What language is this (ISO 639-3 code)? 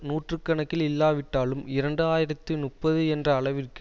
tam